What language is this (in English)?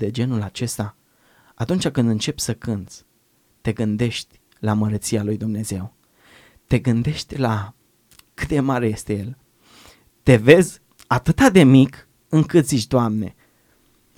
Romanian